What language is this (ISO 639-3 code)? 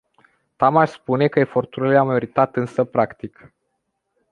ron